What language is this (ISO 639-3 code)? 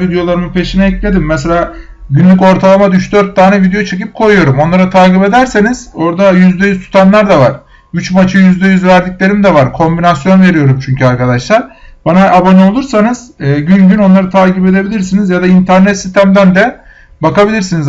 tur